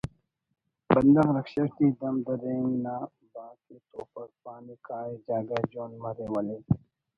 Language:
Brahui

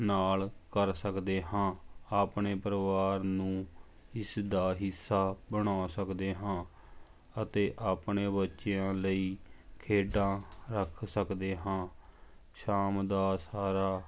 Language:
Punjabi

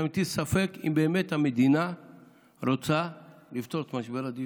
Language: Hebrew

